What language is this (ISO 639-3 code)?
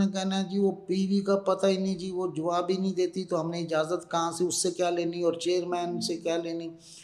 urd